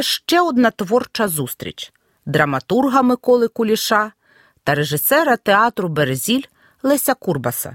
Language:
Ukrainian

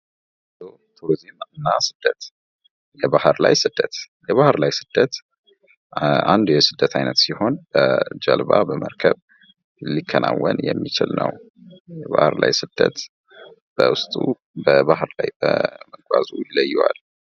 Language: Amharic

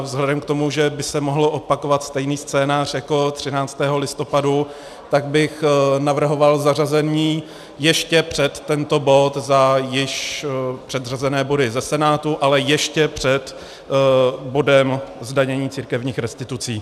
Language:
Czech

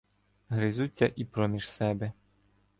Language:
Ukrainian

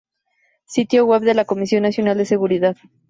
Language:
Spanish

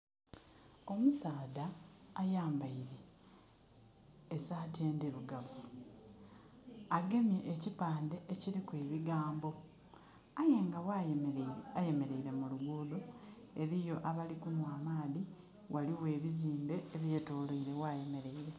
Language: Soga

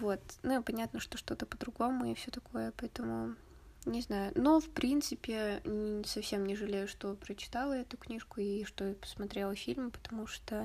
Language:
Russian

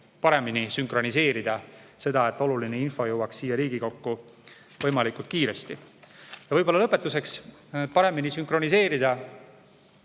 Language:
Estonian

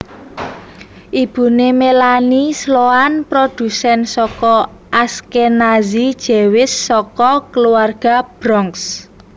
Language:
Javanese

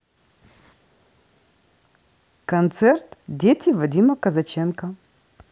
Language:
Russian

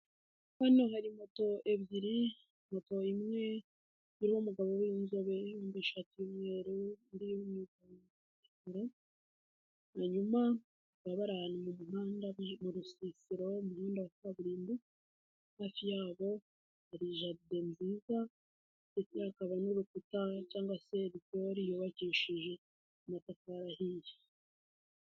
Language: Kinyarwanda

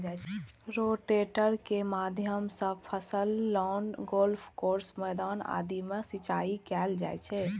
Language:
Maithili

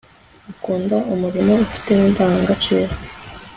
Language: Kinyarwanda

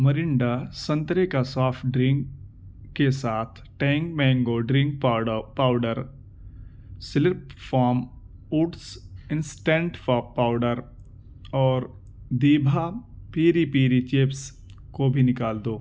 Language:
Urdu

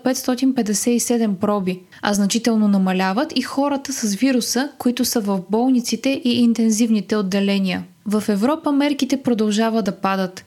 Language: Bulgarian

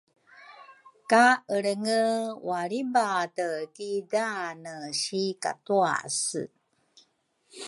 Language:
Rukai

